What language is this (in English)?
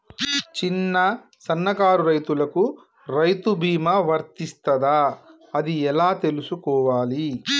Telugu